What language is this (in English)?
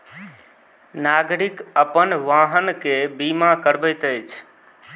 Maithili